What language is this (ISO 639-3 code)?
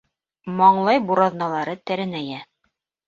bak